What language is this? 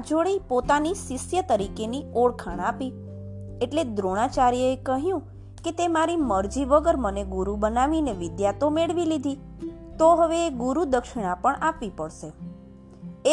Gujarati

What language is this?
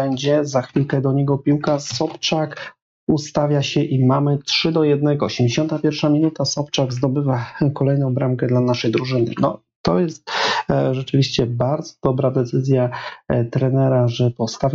Polish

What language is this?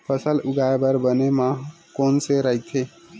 Chhattisgarhi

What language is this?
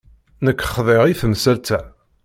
Kabyle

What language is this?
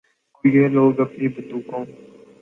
Urdu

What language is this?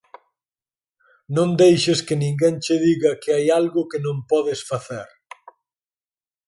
Galician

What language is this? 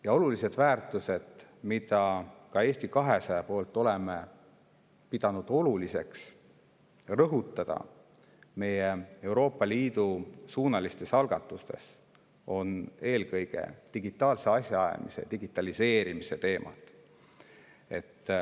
Estonian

